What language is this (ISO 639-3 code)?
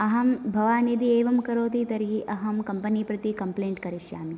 san